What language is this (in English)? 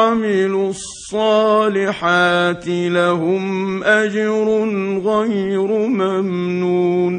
Arabic